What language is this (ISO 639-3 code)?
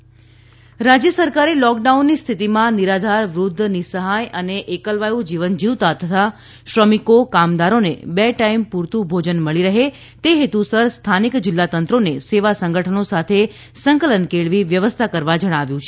guj